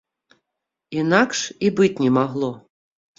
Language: Belarusian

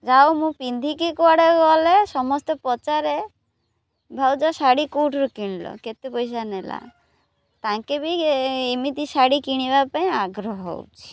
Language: Odia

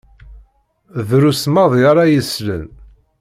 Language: Kabyle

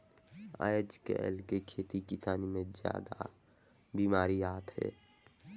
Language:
Chhattisgarhi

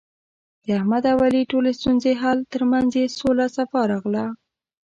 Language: Pashto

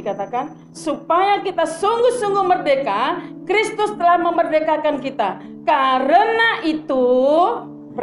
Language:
Indonesian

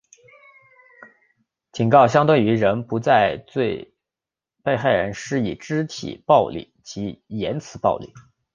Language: Chinese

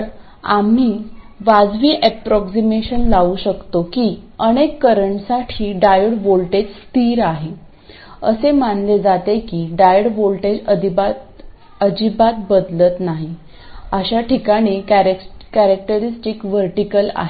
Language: Marathi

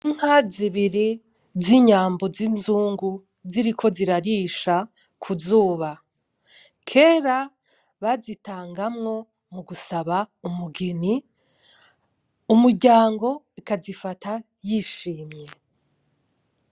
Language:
Rundi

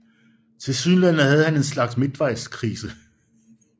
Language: Danish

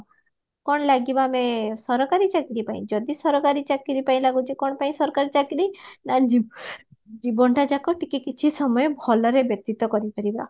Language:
Odia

